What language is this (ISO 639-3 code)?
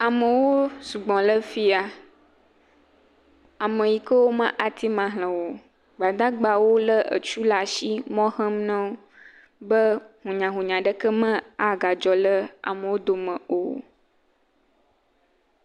ewe